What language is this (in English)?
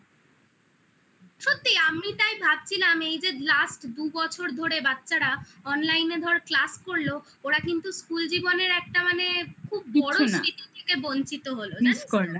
Bangla